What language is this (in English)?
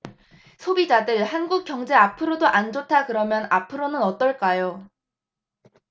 Korean